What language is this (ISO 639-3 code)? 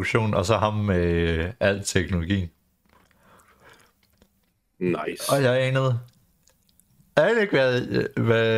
dan